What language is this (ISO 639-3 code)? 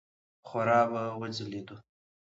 pus